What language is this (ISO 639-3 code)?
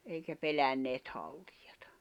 fin